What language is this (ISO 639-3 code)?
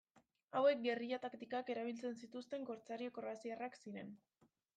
eus